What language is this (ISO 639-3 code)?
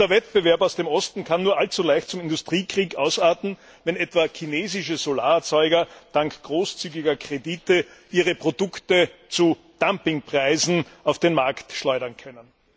deu